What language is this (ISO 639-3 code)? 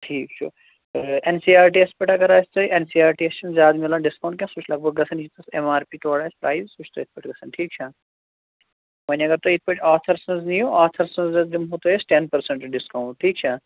kas